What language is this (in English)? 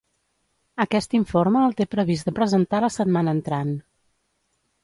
Catalan